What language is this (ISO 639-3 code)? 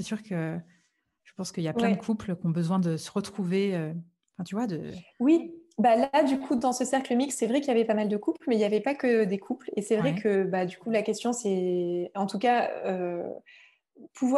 fra